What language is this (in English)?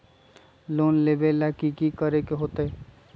Magahi